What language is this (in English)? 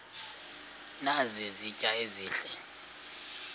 Xhosa